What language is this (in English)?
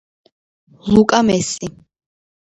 Georgian